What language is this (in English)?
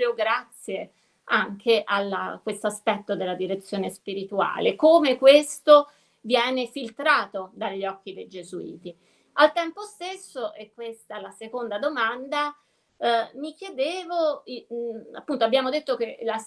Italian